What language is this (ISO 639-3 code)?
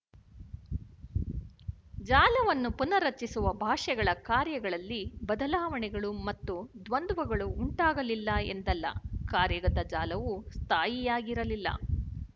kan